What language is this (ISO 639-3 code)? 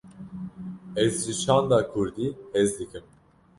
kur